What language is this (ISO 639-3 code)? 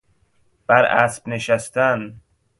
fas